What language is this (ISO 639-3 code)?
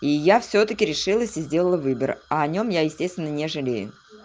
rus